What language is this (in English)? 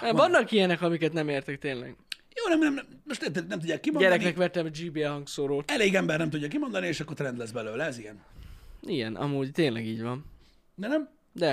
Hungarian